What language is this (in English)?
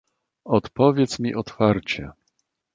Polish